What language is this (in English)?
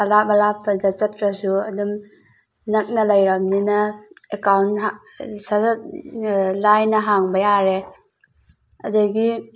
Manipuri